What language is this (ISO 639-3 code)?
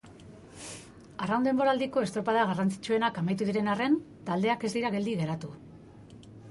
eus